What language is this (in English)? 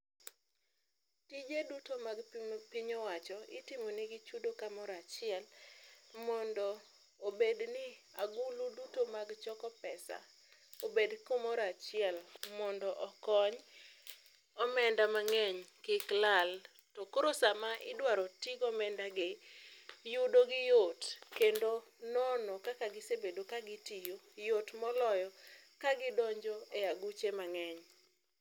Luo (Kenya and Tanzania)